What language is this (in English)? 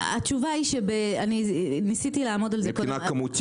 Hebrew